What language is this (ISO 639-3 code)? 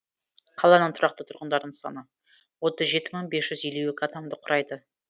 kaz